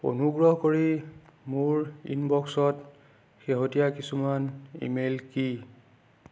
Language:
Assamese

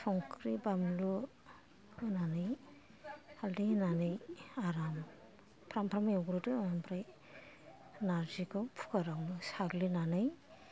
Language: Bodo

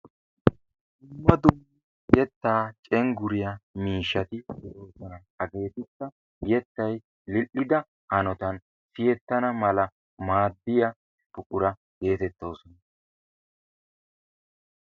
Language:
Wolaytta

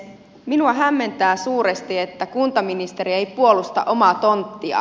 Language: Finnish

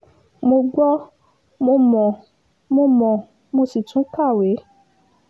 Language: Yoruba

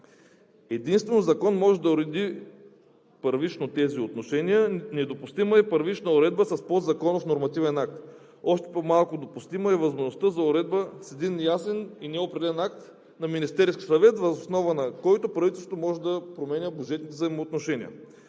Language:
Bulgarian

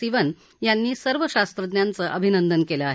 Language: Marathi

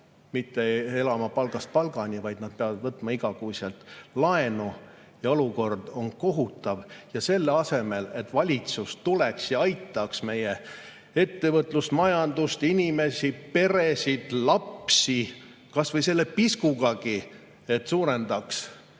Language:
Estonian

